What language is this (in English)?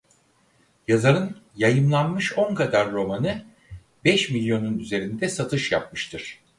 Turkish